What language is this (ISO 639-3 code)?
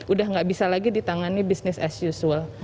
ind